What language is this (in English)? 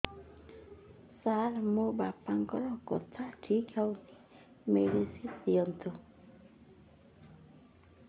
Odia